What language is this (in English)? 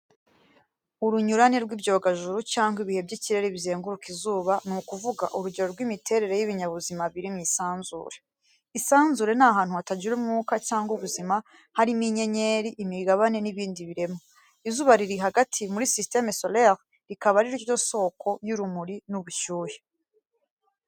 Kinyarwanda